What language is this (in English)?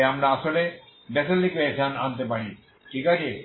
Bangla